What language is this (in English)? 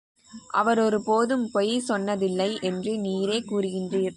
Tamil